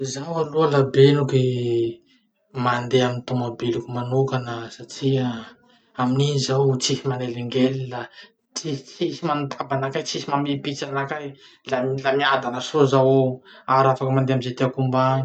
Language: Masikoro Malagasy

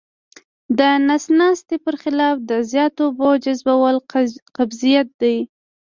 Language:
Pashto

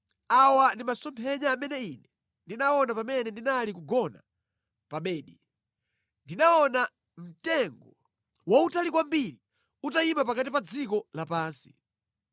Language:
Nyanja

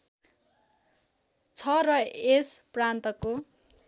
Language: Nepali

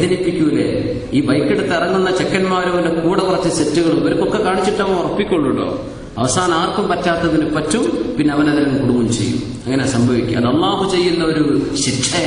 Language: Arabic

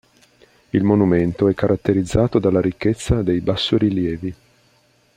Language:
Italian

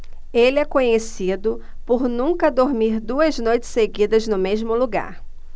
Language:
Portuguese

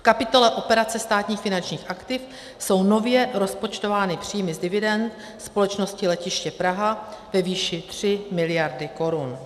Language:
Czech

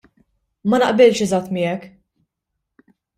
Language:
Maltese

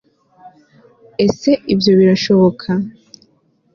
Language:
Kinyarwanda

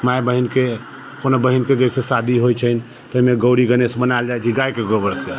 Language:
Maithili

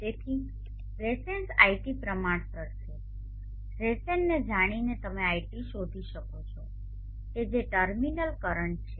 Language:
Gujarati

